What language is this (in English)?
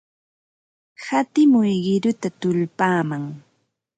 Ambo-Pasco Quechua